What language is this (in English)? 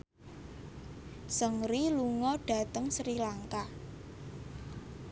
Javanese